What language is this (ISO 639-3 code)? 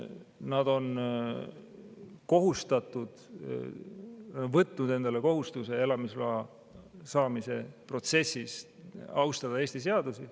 est